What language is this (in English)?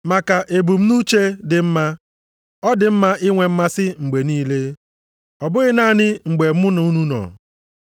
Igbo